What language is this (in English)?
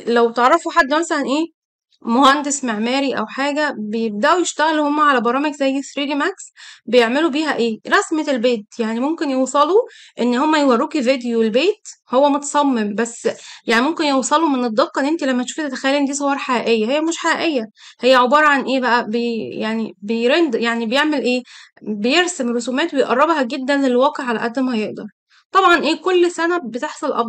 Arabic